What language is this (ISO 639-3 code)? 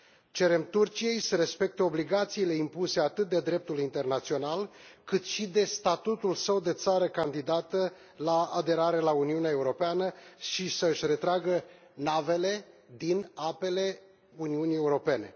ron